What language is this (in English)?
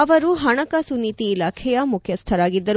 Kannada